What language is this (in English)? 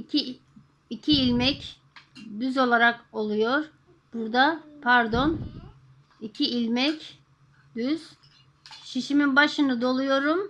Turkish